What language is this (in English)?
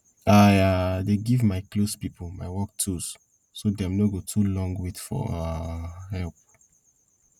Nigerian Pidgin